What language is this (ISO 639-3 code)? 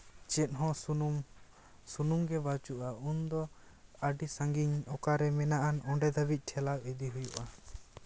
sat